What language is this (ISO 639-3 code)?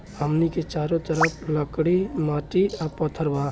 bho